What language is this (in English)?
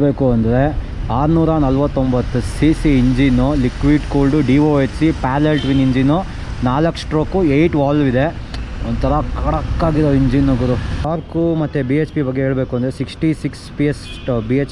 Kannada